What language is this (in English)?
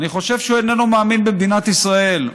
Hebrew